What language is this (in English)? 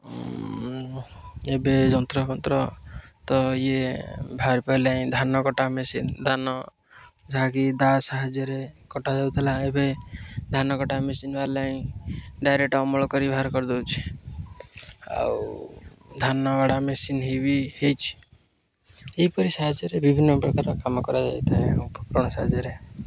Odia